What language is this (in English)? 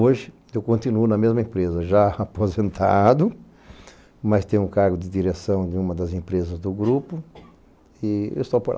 Portuguese